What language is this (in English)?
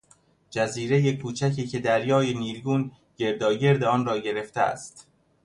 Persian